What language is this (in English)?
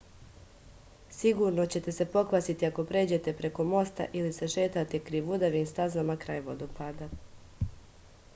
Serbian